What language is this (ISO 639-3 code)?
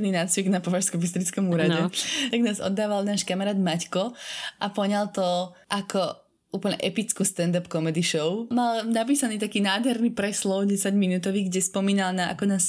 slk